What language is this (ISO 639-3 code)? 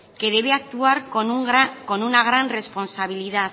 spa